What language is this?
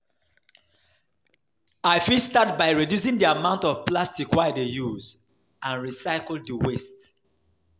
Nigerian Pidgin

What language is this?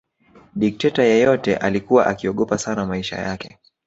Swahili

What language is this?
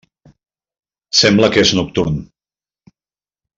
Catalan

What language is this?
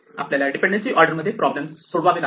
Marathi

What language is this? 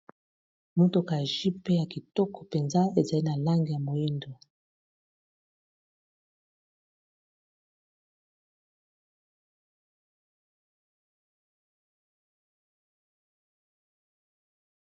Lingala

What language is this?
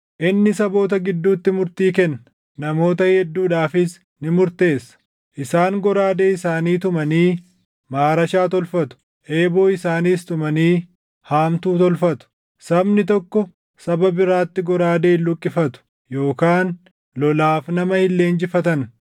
Oromo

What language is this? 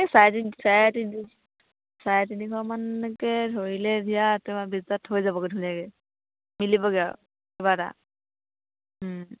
Assamese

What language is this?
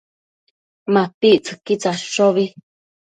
Matsés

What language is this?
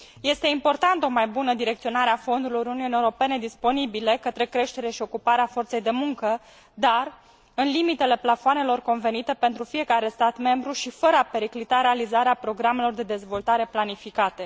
Romanian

